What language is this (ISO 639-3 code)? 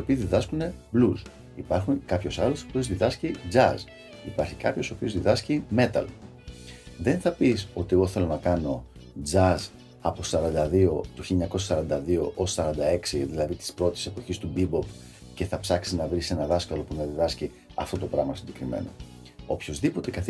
ell